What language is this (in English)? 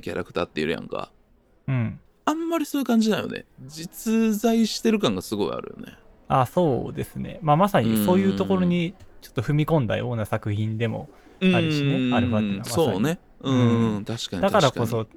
Japanese